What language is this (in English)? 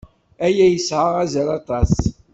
Kabyle